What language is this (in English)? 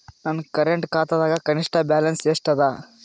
Kannada